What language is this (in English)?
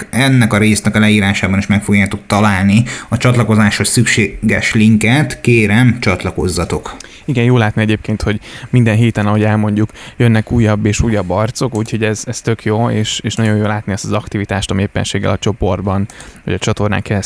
Hungarian